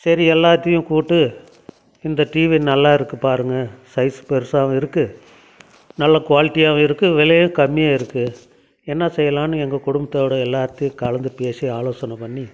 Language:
Tamil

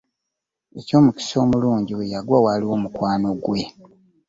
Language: Ganda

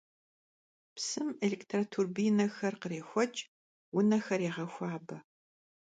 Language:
Kabardian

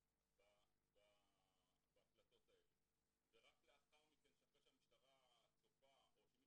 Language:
Hebrew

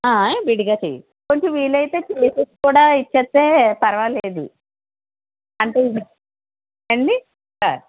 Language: Telugu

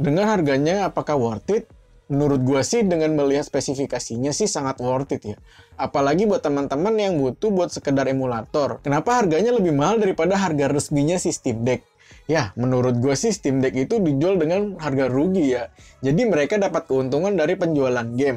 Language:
Indonesian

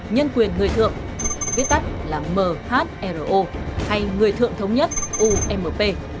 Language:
Vietnamese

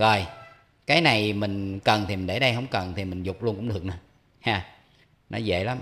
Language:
Vietnamese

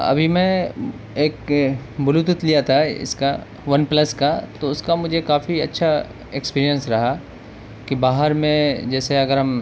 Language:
Urdu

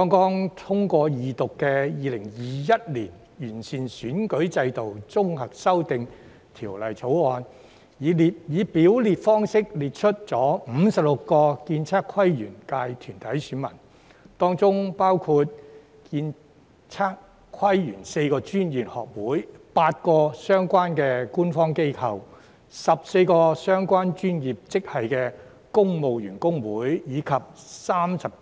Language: Cantonese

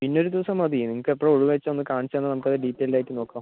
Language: Malayalam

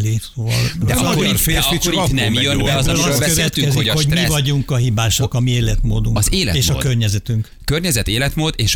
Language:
Hungarian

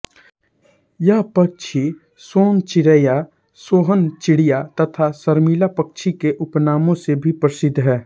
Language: Hindi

